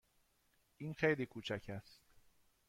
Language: Persian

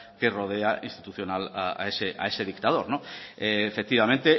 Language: Spanish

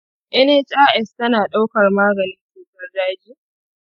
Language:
Hausa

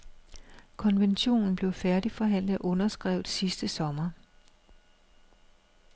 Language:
Danish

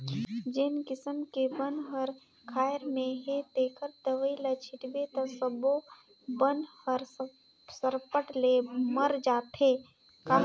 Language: Chhattisgarhi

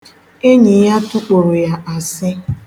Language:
Igbo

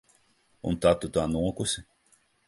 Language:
Latvian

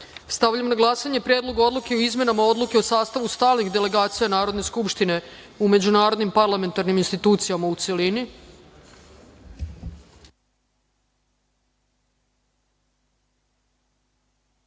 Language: Serbian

